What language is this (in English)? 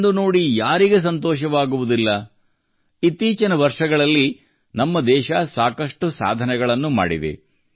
Kannada